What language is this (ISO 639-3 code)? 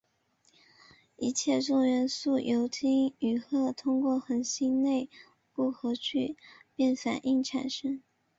zho